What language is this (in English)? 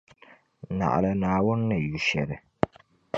Dagbani